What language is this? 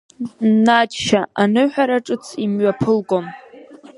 Abkhazian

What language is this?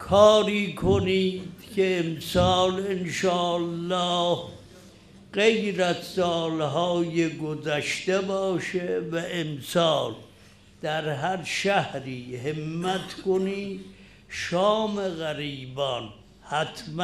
Persian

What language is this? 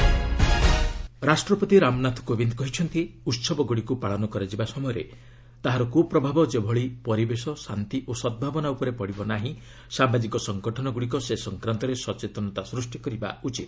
Odia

